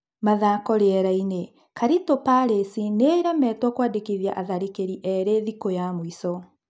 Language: Kikuyu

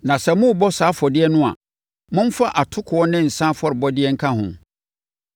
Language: Akan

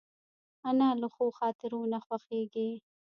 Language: Pashto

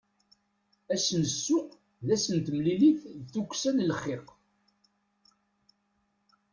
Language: Kabyle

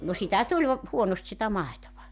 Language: Finnish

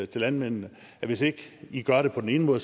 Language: Danish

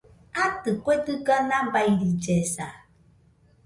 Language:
Nüpode Huitoto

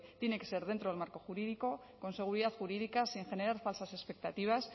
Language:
Spanish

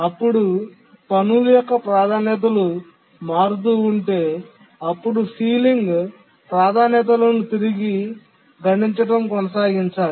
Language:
Telugu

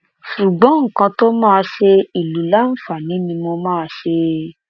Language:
Yoruba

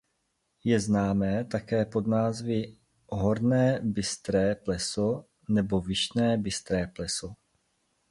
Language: Czech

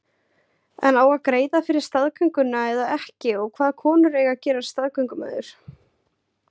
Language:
Icelandic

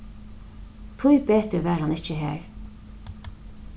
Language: Faroese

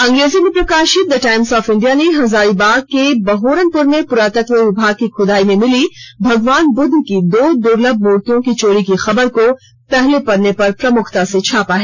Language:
Hindi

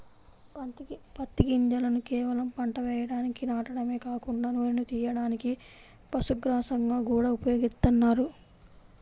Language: Telugu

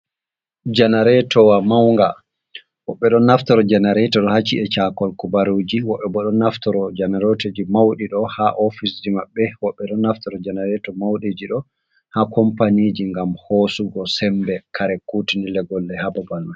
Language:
Fula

